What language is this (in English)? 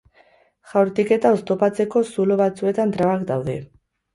Basque